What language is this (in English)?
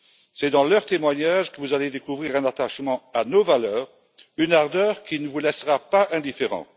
French